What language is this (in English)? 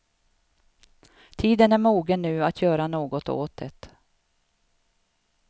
Swedish